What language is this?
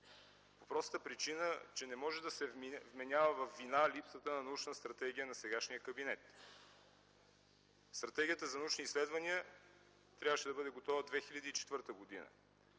Bulgarian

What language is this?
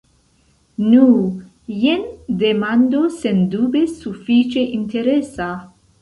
Esperanto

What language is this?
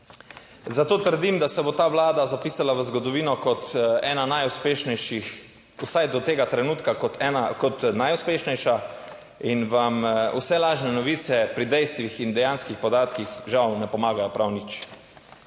Slovenian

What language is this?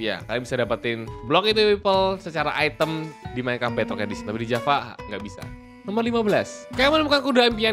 Indonesian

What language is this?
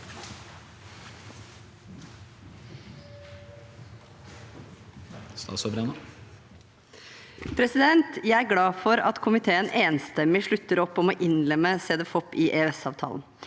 Norwegian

